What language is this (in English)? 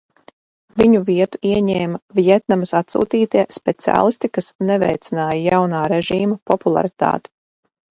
Latvian